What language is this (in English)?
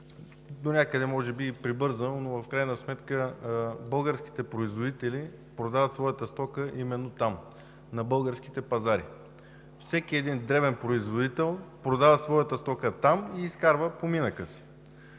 Bulgarian